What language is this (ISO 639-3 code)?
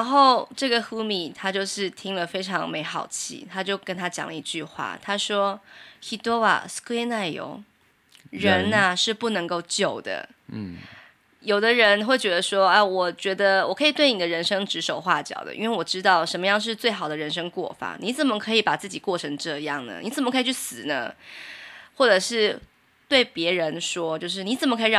zho